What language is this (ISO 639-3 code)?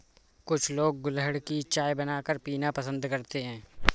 hin